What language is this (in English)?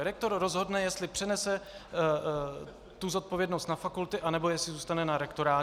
Czech